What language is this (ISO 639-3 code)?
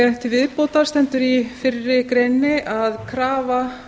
isl